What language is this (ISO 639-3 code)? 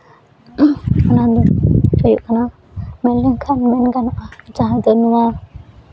sat